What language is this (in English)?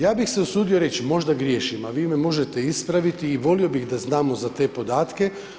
Croatian